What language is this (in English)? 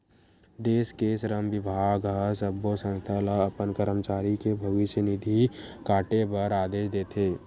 Chhattisgarhi